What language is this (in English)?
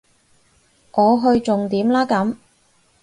Cantonese